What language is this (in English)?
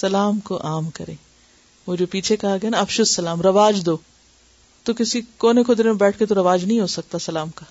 Urdu